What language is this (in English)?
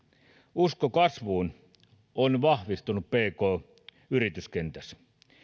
Finnish